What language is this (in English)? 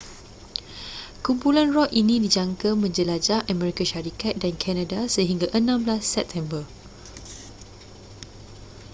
Malay